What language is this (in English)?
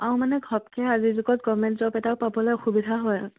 Assamese